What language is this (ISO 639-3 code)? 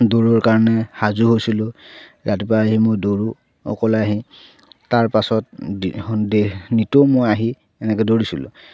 asm